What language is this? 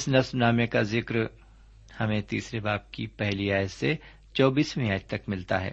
Urdu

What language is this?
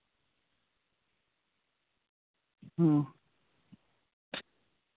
Santali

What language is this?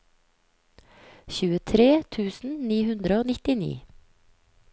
Norwegian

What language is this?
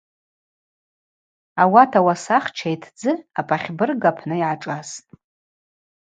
Abaza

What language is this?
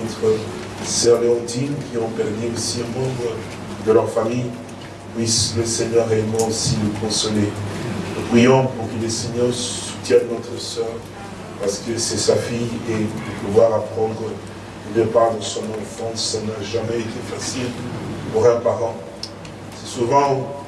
French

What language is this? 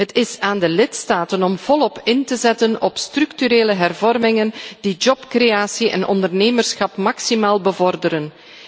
Dutch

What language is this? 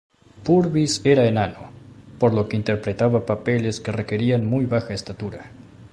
Spanish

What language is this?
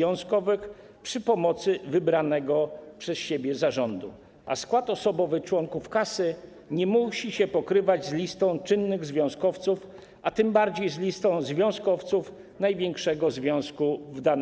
Polish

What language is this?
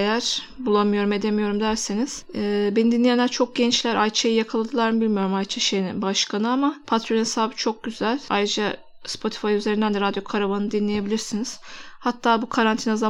Turkish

